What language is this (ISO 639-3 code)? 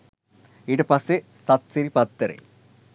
sin